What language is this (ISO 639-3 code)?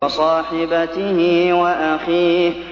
ara